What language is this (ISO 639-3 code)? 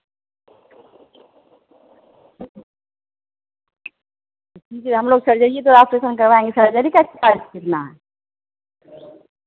hin